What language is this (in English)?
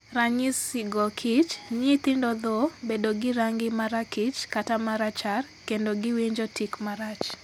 Luo (Kenya and Tanzania)